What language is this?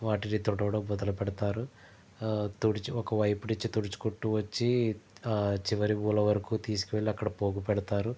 Telugu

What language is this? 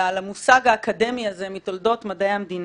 Hebrew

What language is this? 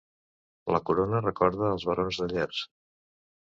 Catalan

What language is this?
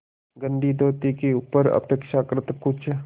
Hindi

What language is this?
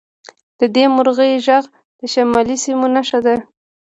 Pashto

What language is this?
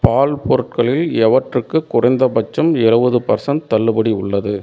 Tamil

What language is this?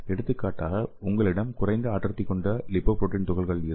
Tamil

